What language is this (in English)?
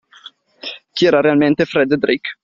Italian